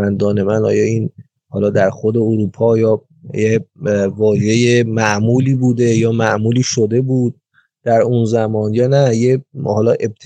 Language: Persian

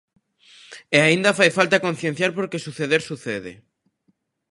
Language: Galician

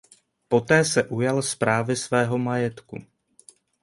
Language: Czech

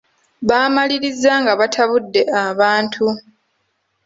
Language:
Ganda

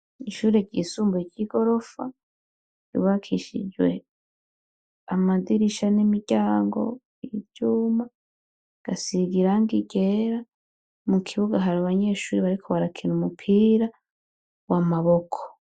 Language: Rundi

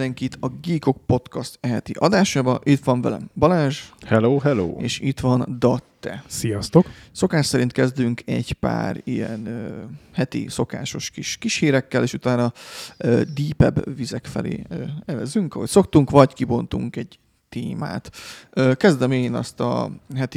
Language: Hungarian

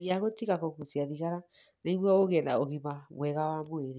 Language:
Kikuyu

